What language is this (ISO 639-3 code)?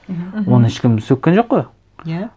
kaz